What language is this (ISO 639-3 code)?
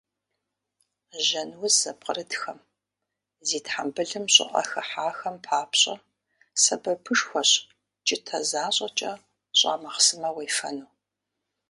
kbd